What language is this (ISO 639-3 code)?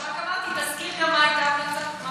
heb